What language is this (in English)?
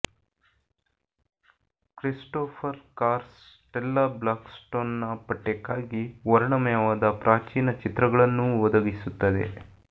Kannada